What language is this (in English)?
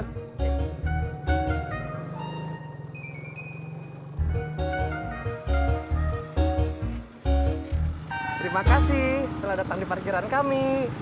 Indonesian